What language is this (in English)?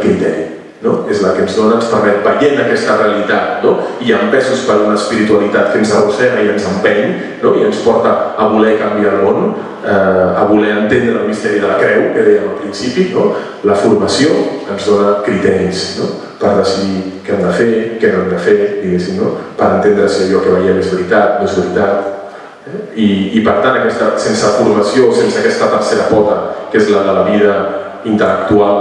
Spanish